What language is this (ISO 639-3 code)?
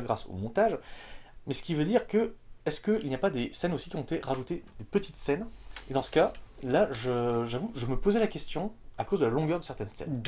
fra